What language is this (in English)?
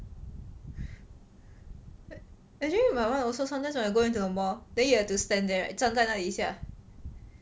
English